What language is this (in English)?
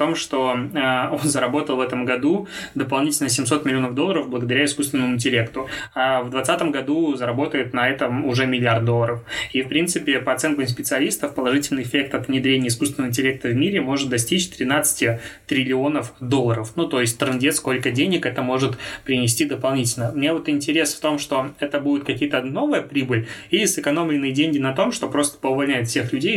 Russian